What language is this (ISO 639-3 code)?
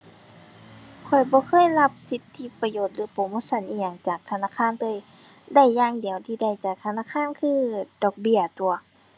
tha